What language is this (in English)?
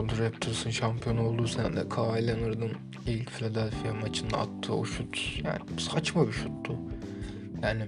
Turkish